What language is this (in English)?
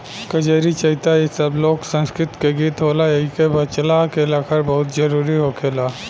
Bhojpuri